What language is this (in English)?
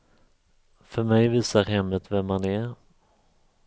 Swedish